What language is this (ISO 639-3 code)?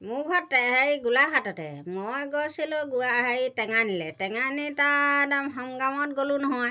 asm